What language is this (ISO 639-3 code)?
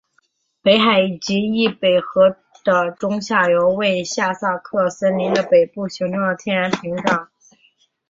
zho